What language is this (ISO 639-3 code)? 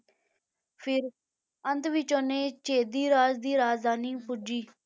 pan